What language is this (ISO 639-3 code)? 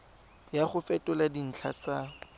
tsn